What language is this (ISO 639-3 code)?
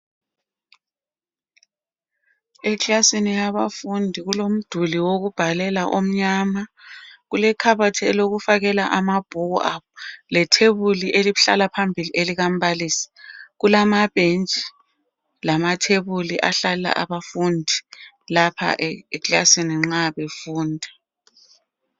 nde